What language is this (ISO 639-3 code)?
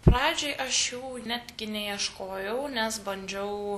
lit